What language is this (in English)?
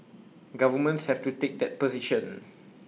English